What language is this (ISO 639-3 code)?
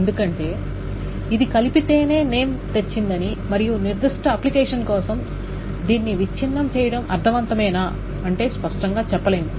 tel